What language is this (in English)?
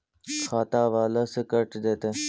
Magahi